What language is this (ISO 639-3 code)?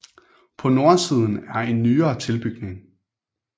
dan